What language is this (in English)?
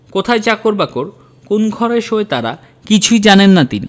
Bangla